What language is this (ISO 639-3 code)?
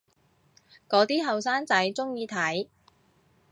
yue